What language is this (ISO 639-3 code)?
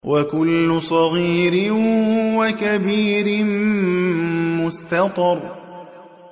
ara